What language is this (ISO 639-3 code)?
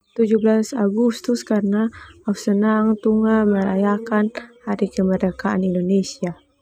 twu